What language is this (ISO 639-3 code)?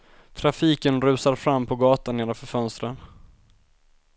swe